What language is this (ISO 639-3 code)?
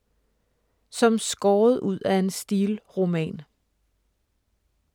dan